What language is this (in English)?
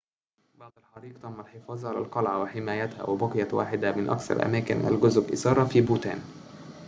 Arabic